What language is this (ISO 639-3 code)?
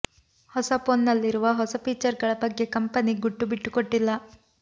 kan